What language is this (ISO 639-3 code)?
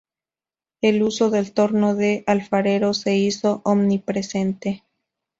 spa